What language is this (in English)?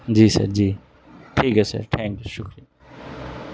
Urdu